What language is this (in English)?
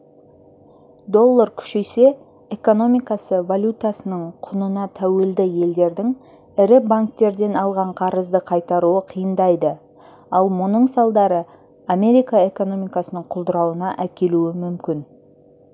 Kazakh